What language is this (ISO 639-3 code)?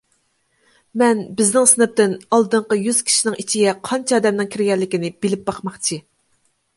uig